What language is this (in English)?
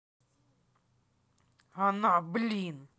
Russian